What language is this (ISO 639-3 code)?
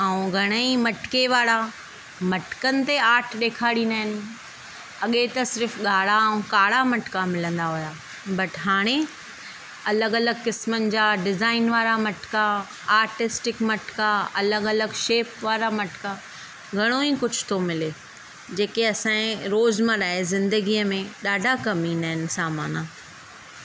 snd